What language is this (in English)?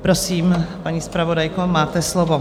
Czech